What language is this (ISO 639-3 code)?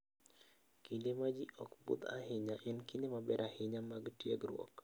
luo